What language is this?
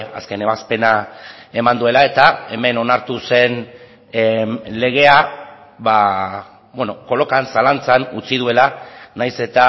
Basque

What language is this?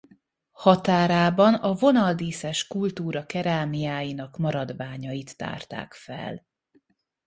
Hungarian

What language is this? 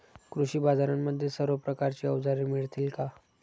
Marathi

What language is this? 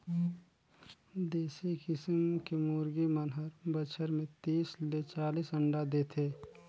Chhattisgarhi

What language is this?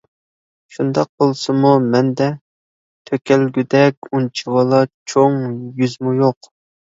Uyghur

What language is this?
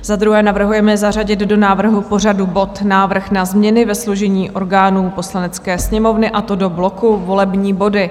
Czech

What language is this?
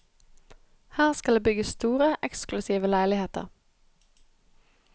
Norwegian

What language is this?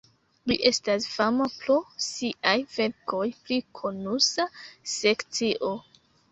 Esperanto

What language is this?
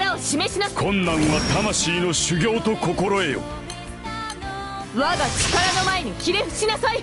Japanese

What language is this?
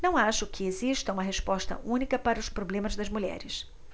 Portuguese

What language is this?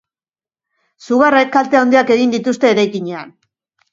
Basque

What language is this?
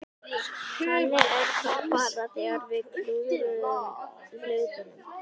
Icelandic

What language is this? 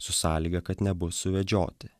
Lithuanian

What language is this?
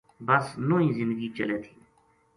Gujari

